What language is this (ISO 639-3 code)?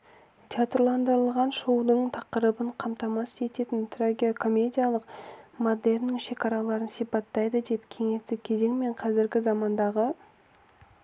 kaz